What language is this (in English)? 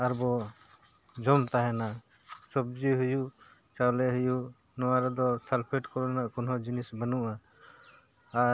Santali